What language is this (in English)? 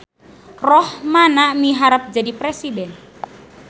Sundanese